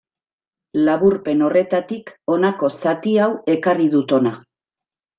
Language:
Basque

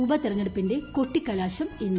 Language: Malayalam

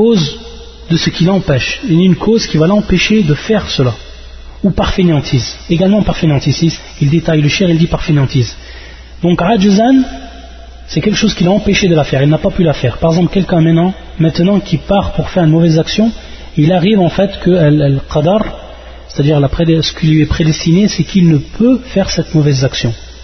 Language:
French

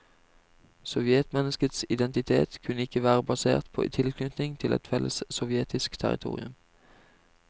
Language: Norwegian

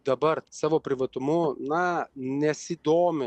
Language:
Lithuanian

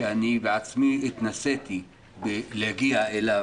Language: Hebrew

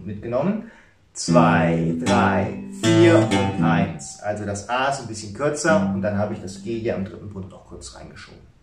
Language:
German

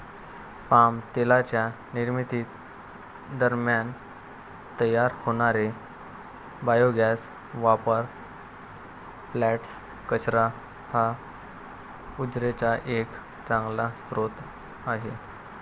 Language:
Marathi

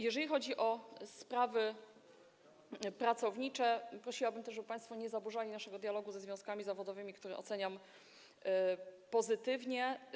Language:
Polish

